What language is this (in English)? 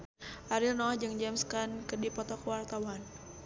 Sundanese